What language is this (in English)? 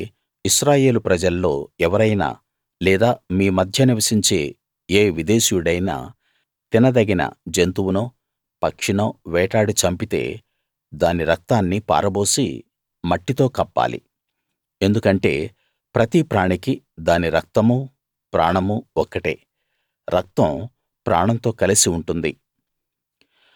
Telugu